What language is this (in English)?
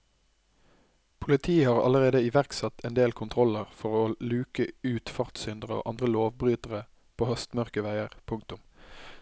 Norwegian